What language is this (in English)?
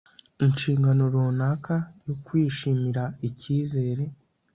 Kinyarwanda